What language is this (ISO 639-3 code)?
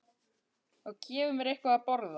isl